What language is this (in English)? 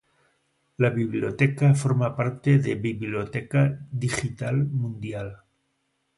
Spanish